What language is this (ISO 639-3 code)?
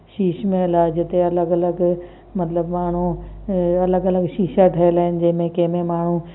snd